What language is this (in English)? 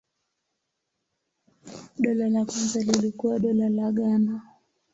Swahili